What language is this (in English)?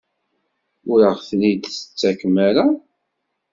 Kabyle